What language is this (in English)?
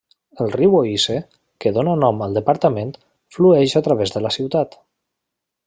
Catalan